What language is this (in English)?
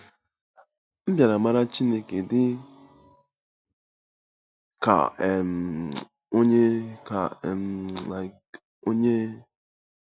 Igbo